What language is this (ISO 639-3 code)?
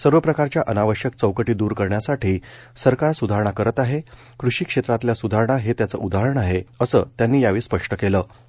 mar